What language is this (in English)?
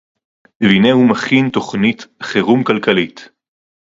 Hebrew